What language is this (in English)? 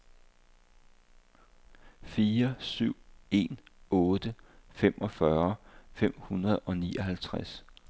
Danish